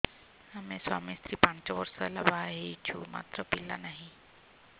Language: Odia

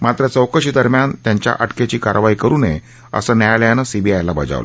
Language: Marathi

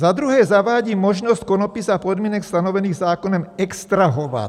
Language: Czech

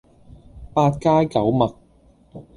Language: Cantonese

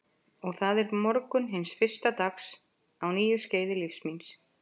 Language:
Icelandic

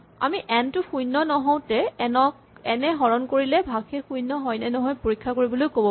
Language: Assamese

